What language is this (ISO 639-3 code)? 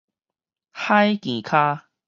nan